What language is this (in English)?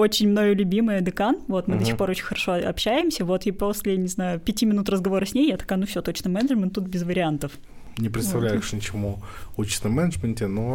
Russian